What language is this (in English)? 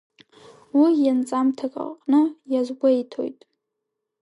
Abkhazian